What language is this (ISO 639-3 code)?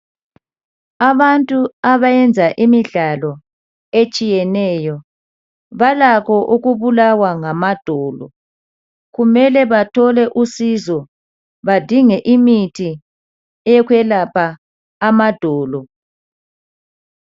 nde